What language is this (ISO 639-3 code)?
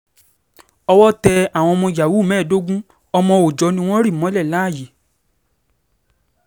yor